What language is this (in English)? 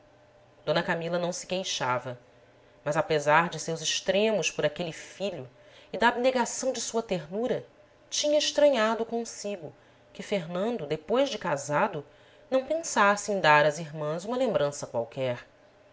Portuguese